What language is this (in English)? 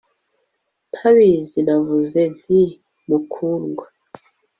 Kinyarwanda